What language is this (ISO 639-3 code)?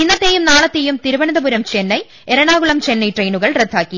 mal